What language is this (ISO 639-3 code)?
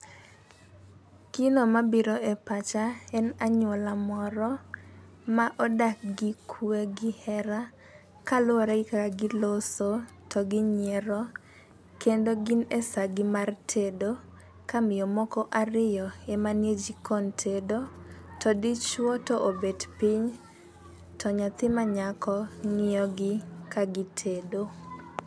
luo